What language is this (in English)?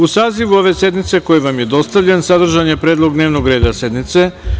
Serbian